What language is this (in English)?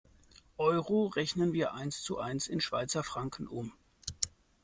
German